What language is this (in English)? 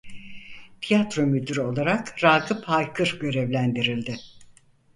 Turkish